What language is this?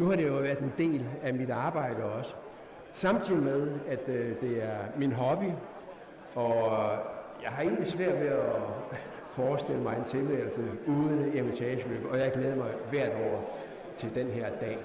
Danish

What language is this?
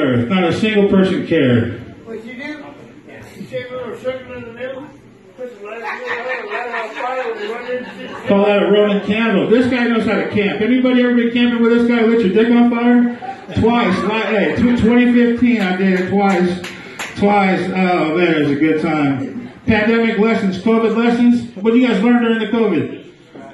English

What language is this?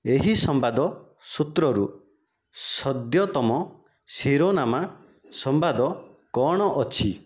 Odia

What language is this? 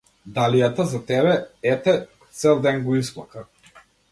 Macedonian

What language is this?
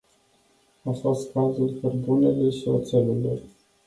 Romanian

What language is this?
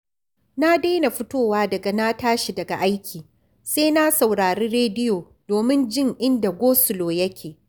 Hausa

